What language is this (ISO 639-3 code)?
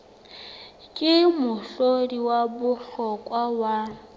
sot